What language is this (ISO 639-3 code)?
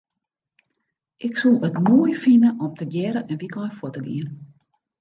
fry